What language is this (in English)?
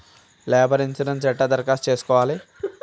Telugu